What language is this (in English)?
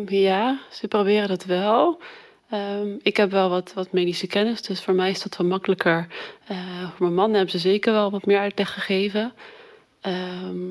Dutch